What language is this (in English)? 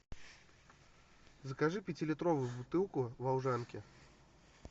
Russian